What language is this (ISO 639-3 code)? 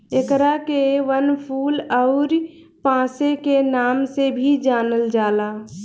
bho